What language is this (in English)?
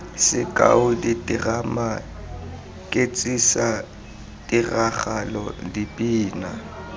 Tswana